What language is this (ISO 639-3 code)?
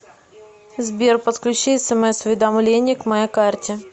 rus